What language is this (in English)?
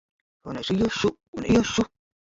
Latvian